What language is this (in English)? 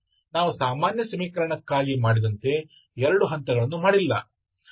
Kannada